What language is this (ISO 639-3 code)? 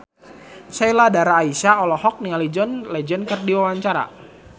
sun